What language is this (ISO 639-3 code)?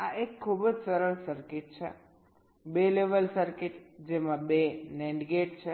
guj